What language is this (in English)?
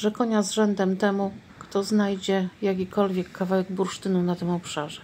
Polish